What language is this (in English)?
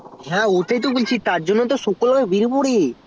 Bangla